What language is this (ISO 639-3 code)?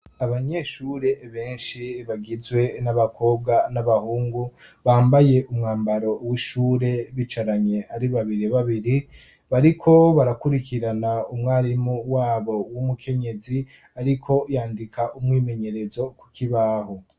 run